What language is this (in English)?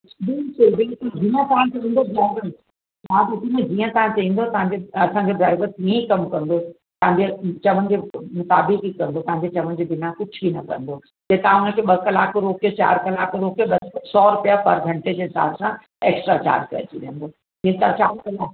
Sindhi